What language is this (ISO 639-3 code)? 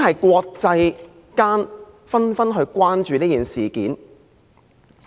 yue